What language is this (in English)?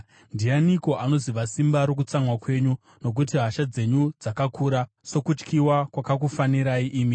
Shona